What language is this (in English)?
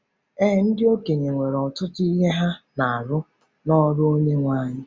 Igbo